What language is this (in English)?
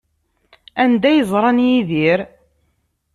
Kabyle